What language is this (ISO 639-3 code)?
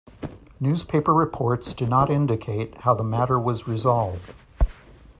eng